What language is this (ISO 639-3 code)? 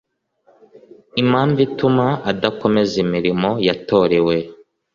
kin